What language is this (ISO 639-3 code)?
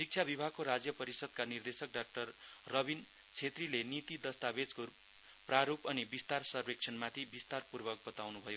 nep